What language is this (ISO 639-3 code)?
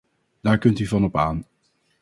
nld